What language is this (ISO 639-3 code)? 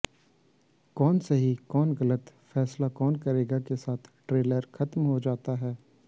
hin